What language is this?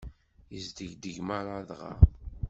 Kabyle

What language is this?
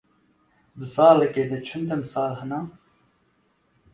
Kurdish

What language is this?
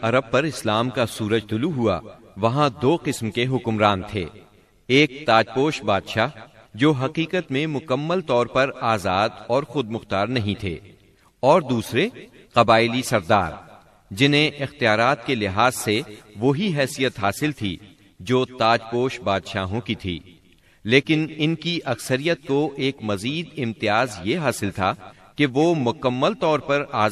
Urdu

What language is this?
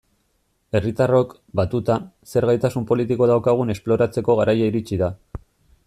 Basque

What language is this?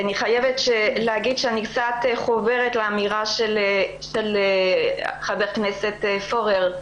Hebrew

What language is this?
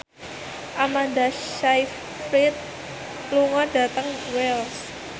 Javanese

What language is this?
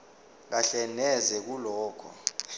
Zulu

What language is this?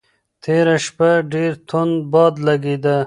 Pashto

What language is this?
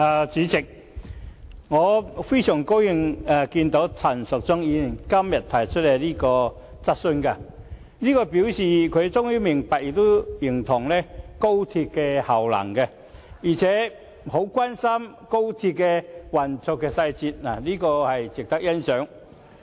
Cantonese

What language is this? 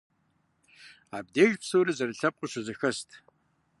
Kabardian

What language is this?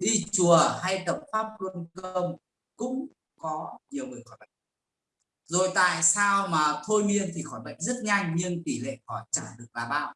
Vietnamese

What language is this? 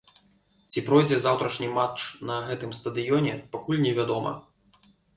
Belarusian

